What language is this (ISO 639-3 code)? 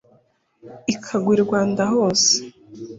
kin